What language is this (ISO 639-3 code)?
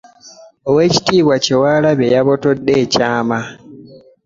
lug